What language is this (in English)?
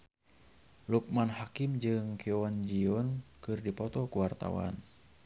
Sundanese